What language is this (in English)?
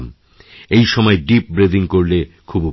Bangla